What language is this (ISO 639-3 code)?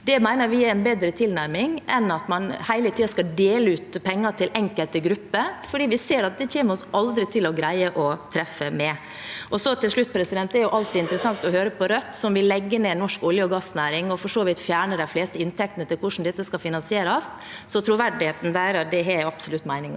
nor